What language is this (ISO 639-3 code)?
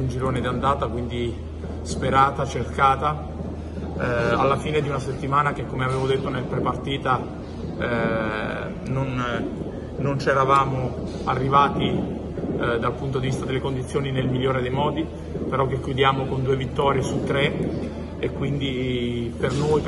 ita